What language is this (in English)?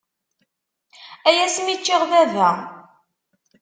Kabyle